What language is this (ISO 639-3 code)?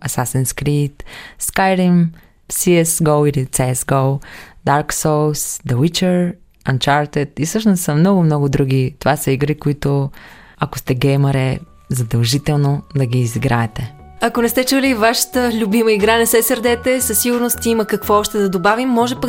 bul